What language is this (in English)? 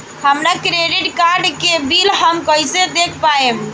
Bhojpuri